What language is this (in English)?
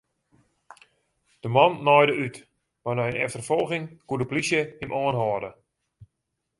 Western Frisian